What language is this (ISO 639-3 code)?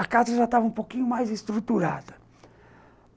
por